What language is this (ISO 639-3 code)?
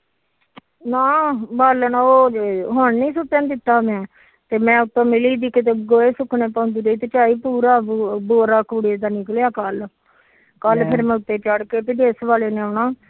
pan